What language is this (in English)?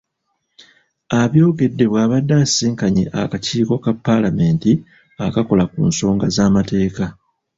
Ganda